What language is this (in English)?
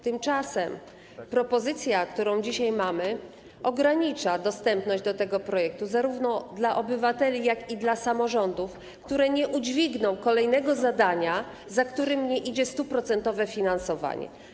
Polish